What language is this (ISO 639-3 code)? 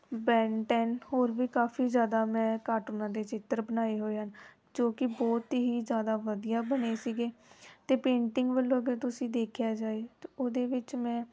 pan